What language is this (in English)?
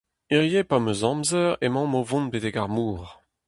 Breton